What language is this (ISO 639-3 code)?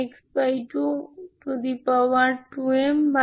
ben